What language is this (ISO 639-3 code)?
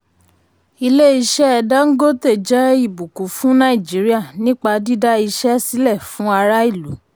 yor